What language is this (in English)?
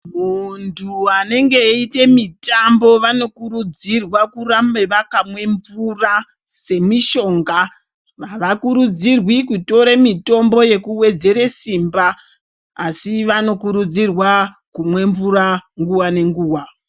Ndau